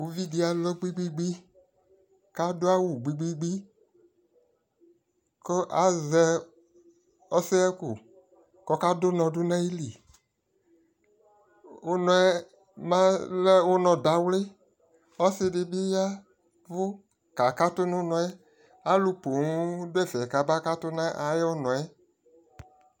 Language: Ikposo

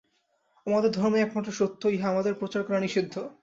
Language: Bangla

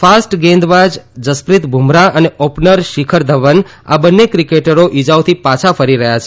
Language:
Gujarati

